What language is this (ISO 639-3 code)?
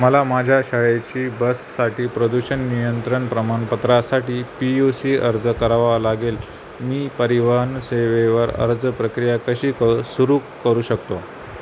mar